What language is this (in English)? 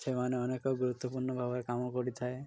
Odia